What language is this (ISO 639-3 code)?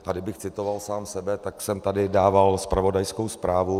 ces